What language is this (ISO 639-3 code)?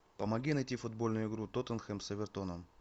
rus